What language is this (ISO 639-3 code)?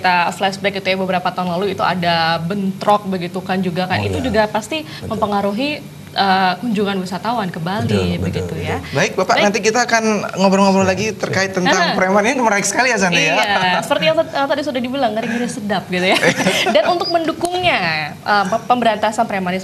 ind